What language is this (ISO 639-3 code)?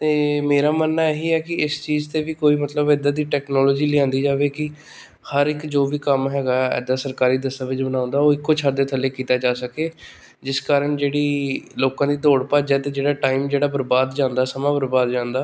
pan